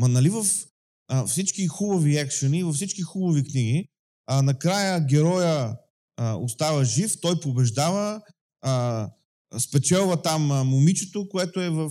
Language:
Bulgarian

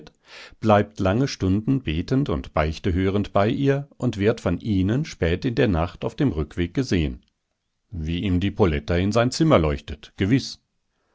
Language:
German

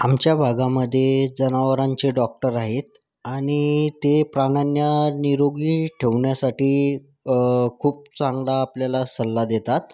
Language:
Marathi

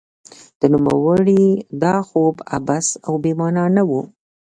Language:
Pashto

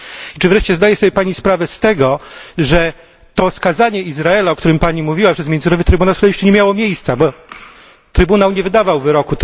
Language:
Polish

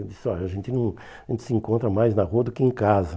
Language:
Portuguese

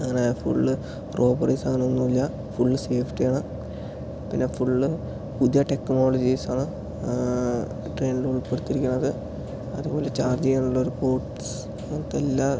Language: Malayalam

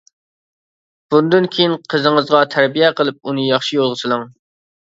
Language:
Uyghur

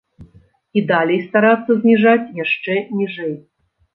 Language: Belarusian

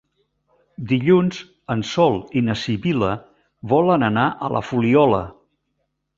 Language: Catalan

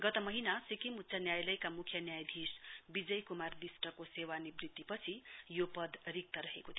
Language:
Nepali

